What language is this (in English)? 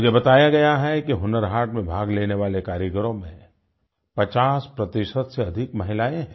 Hindi